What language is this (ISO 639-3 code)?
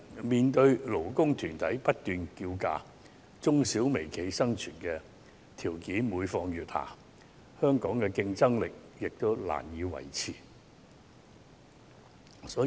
yue